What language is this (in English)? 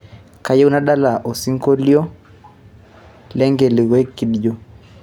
Masai